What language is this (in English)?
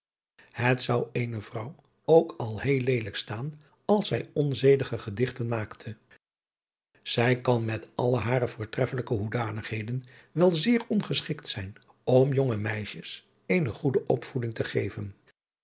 Dutch